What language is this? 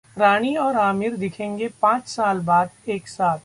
Hindi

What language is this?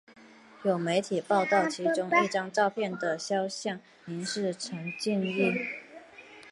Chinese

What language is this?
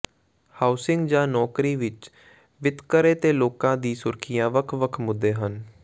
Punjabi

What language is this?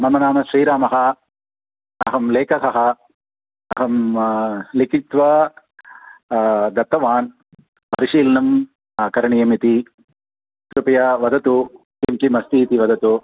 Sanskrit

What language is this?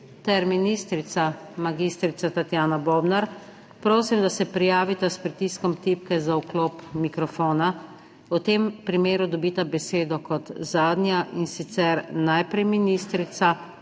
Slovenian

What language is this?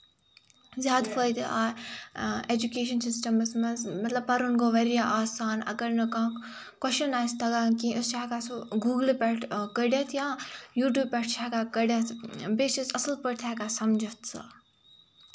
Kashmiri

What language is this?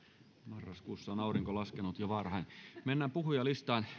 Finnish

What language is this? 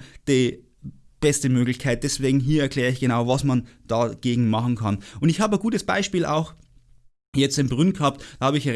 German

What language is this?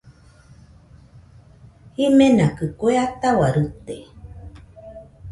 Nüpode Huitoto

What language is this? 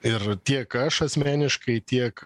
Lithuanian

